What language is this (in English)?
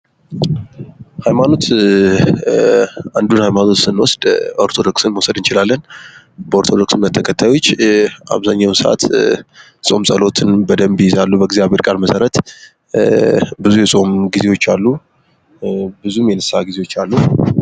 Amharic